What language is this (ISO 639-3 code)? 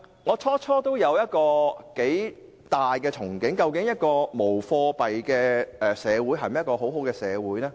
yue